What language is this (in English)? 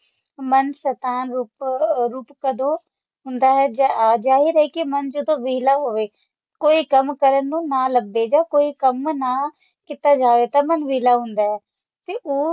Punjabi